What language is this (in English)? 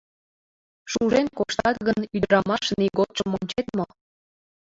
Mari